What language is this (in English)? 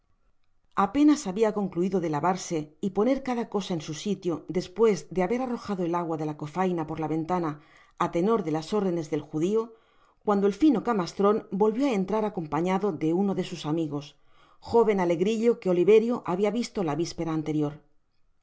Spanish